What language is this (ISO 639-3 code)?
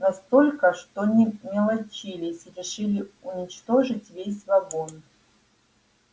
rus